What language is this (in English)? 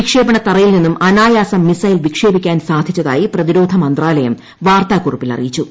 Malayalam